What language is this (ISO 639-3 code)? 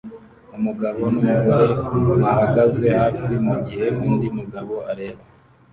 kin